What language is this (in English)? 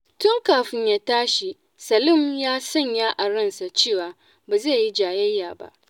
Hausa